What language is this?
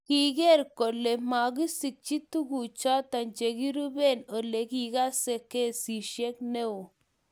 Kalenjin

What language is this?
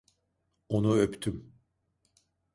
Turkish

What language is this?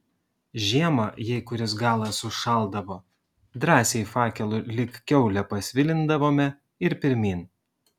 Lithuanian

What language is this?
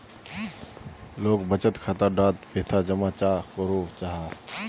Magahi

